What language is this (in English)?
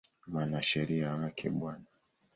Swahili